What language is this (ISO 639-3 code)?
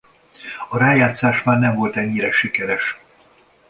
hun